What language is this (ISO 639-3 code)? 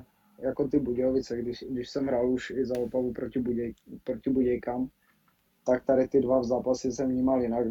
ces